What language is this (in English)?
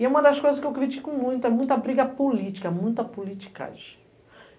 Portuguese